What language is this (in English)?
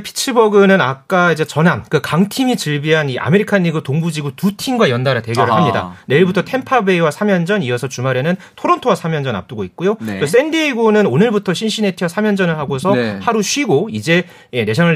Korean